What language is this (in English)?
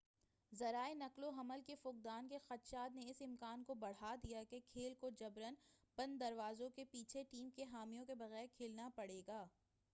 Urdu